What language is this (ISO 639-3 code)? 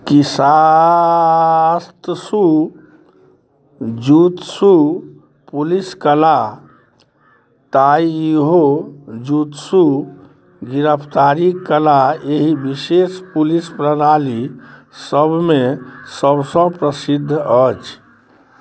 mai